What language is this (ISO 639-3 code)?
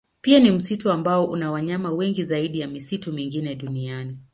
swa